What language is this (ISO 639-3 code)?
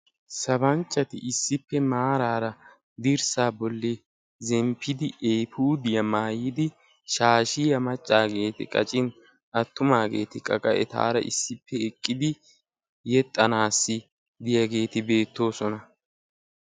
wal